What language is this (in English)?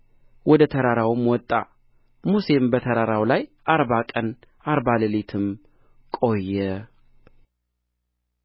Amharic